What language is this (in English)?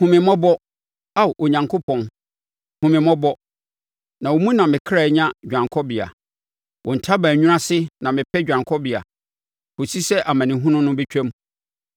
Akan